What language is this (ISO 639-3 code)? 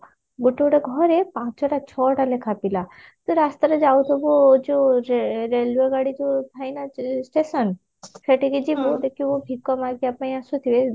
ori